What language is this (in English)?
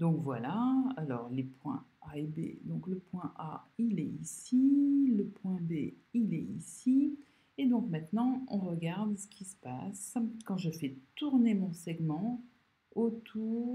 French